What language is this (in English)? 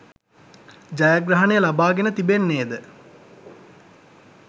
Sinhala